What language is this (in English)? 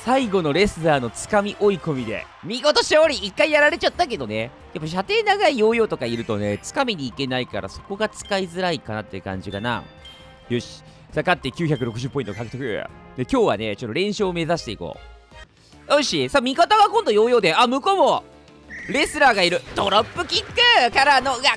Japanese